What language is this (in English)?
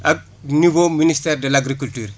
Wolof